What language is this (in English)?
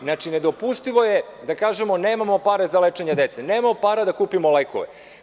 Serbian